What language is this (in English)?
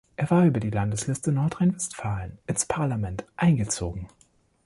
German